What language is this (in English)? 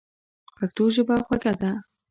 Pashto